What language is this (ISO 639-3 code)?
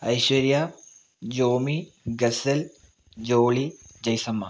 mal